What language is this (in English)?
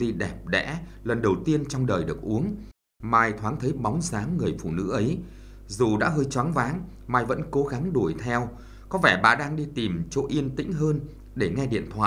Vietnamese